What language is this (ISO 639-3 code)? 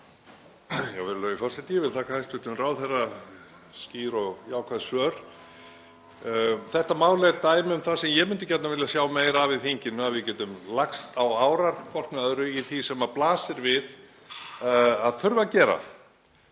isl